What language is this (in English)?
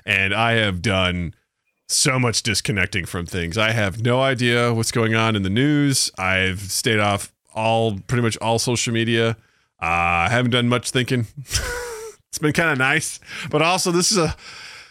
English